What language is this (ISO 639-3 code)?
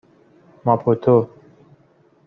fas